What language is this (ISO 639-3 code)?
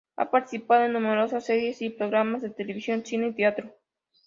spa